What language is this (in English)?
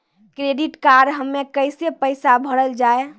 Maithili